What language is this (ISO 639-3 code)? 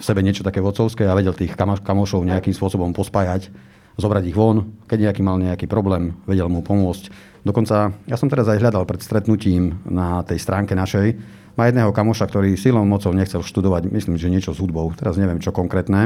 slk